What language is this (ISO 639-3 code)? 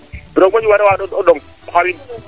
srr